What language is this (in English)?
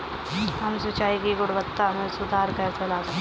Hindi